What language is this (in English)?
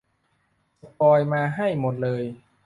Thai